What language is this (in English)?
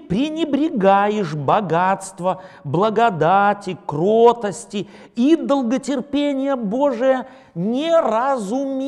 Russian